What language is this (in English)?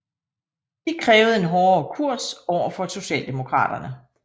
Danish